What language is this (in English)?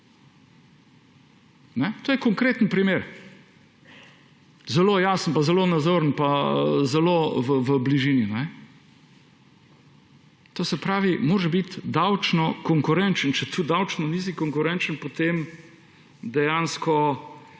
Slovenian